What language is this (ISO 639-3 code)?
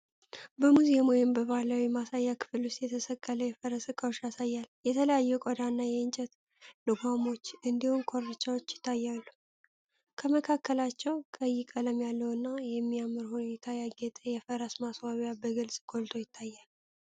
amh